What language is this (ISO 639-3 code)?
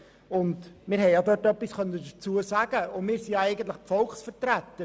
gsw